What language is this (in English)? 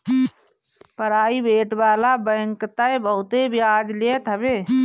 Bhojpuri